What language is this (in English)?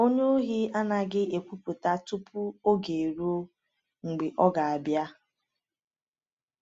Igbo